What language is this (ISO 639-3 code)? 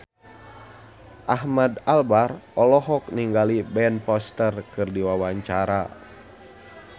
sun